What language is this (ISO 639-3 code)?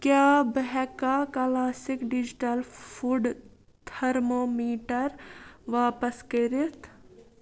kas